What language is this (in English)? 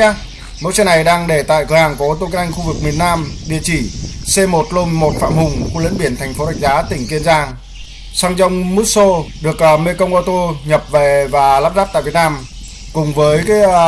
Vietnamese